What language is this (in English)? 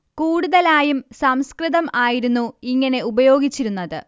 Malayalam